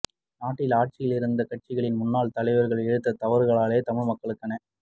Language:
Tamil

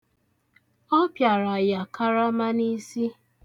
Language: Igbo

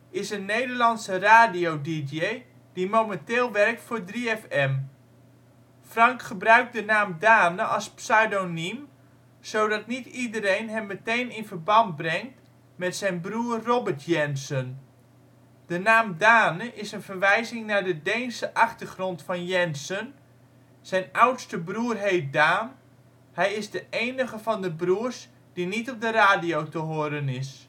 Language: Dutch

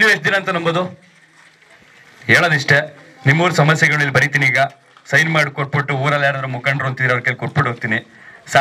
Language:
Arabic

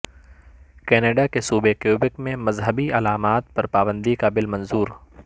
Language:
Urdu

